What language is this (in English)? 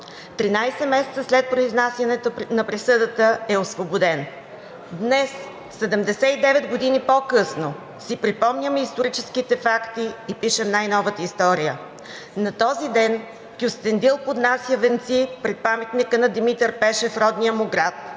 Bulgarian